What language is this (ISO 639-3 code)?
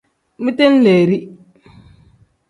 kdh